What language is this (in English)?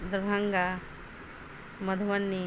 Maithili